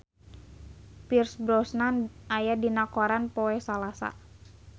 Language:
Sundanese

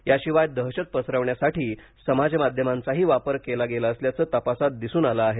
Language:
Marathi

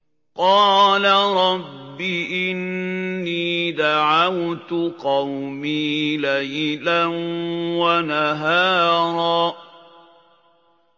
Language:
Arabic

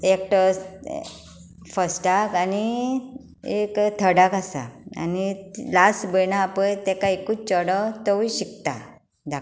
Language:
Konkani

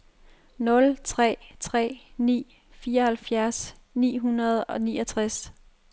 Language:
Danish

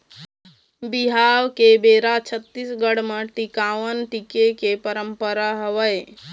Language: Chhattisgarhi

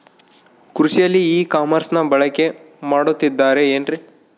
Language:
Kannada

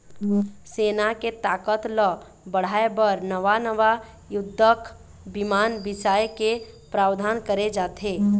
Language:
Chhattisgarhi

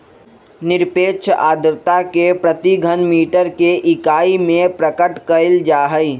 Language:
Magahi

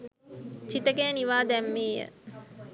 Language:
Sinhala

